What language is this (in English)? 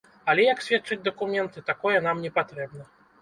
Belarusian